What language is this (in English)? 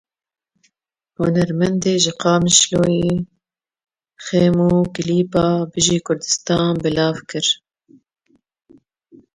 Kurdish